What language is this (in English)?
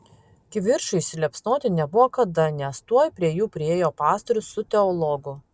Lithuanian